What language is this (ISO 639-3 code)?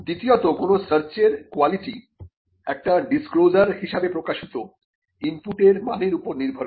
ben